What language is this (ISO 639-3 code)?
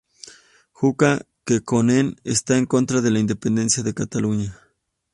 spa